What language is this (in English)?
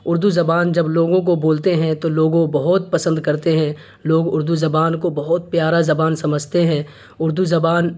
Urdu